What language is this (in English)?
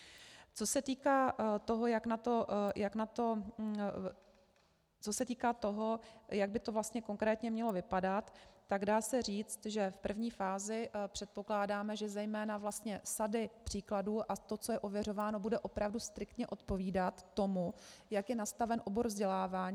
Czech